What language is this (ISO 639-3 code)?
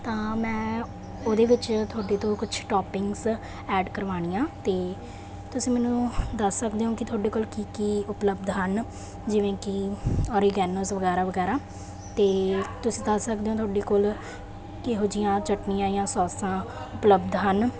pan